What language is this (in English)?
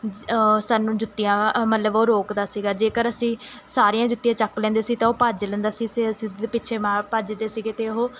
Punjabi